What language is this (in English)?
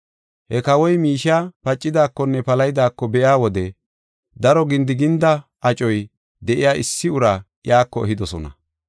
Gofa